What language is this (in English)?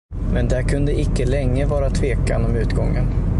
Swedish